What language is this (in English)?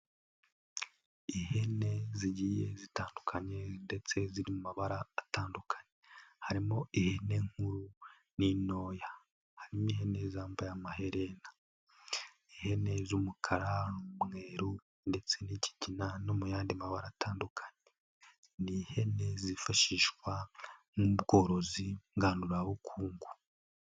Kinyarwanda